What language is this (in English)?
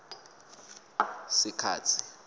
Swati